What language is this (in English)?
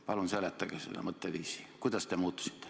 Estonian